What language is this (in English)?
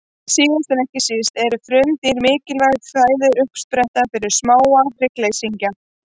Icelandic